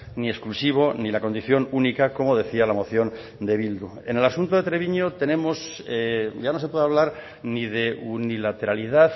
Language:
Spanish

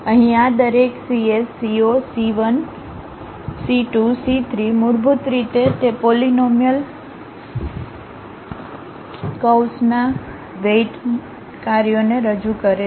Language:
Gujarati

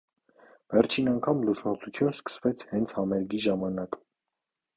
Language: Armenian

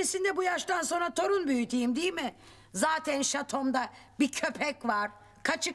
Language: Turkish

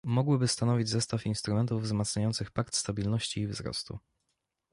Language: Polish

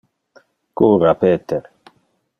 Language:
Interlingua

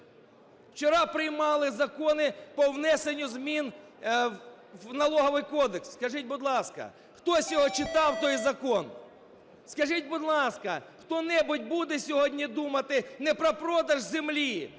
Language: Ukrainian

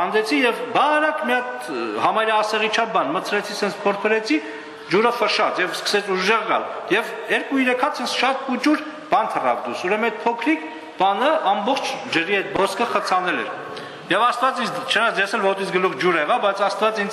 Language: Romanian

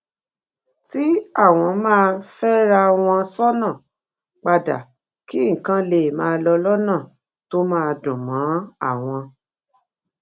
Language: Yoruba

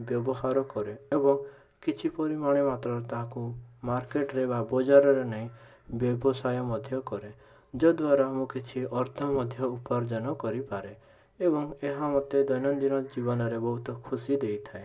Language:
Odia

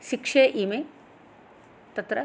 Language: Sanskrit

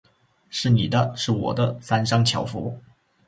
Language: Chinese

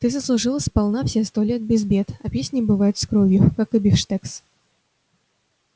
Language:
Russian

